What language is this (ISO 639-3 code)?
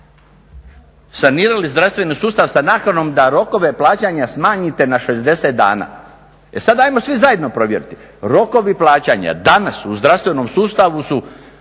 hrv